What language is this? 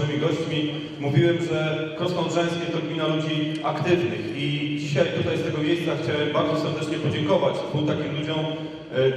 Polish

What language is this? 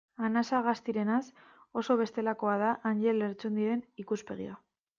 Basque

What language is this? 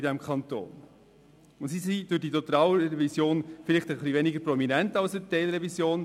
Swiss German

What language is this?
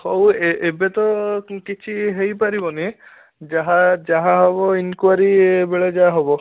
Odia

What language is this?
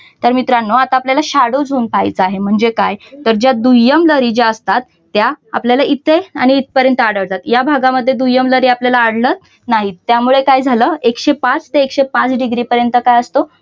Marathi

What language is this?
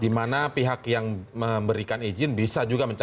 Indonesian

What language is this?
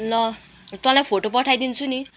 Nepali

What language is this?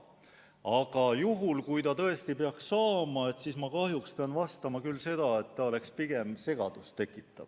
Estonian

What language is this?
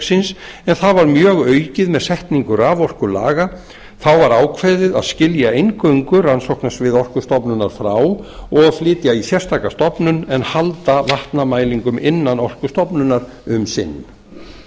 Icelandic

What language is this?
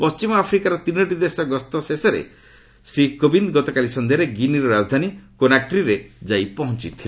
Odia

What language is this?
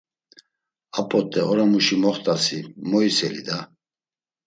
Laz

